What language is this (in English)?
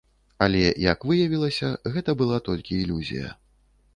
Belarusian